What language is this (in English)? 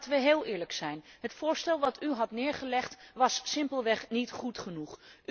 Dutch